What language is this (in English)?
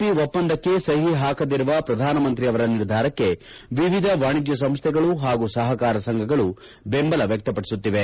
Kannada